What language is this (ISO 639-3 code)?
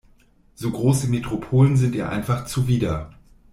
deu